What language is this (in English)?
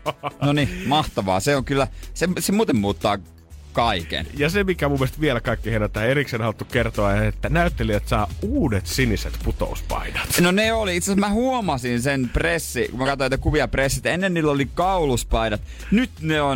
Finnish